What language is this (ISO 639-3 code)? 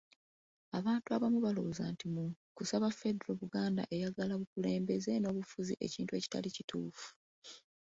lug